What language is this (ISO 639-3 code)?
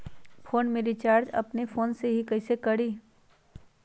mag